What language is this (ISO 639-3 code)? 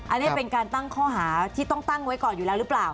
tha